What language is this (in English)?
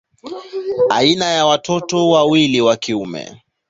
Swahili